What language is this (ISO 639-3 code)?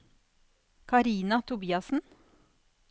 nor